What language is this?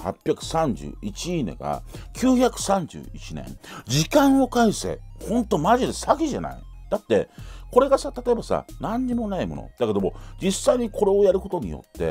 Japanese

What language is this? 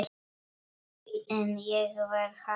Icelandic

